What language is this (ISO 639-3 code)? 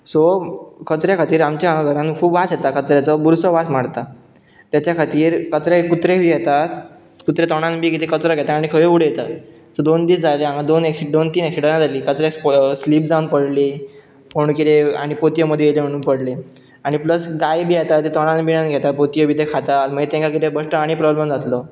kok